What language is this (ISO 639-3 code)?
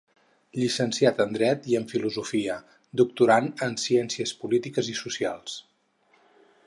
cat